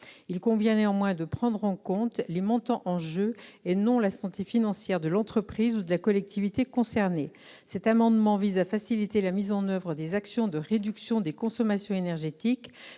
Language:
French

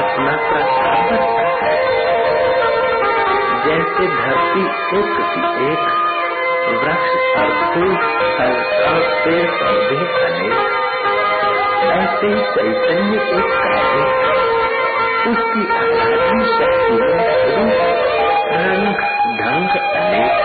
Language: Hindi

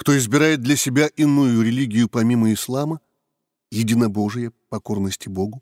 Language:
Russian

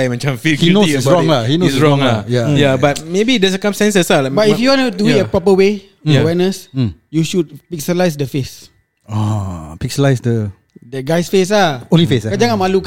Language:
Malay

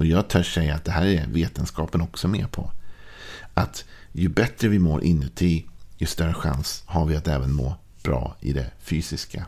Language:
Swedish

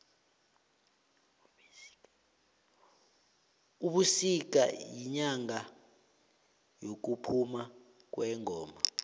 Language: South Ndebele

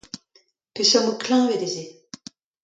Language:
Breton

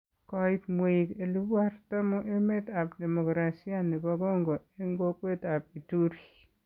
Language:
Kalenjin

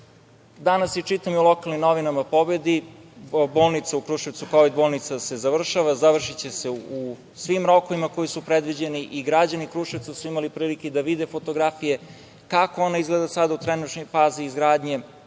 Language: Serbian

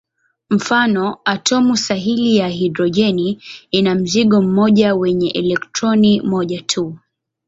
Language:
Swahili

